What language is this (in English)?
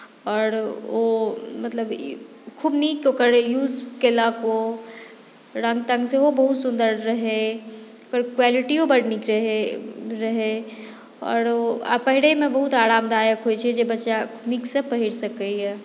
Maithili